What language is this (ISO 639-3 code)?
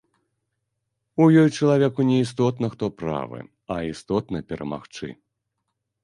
bel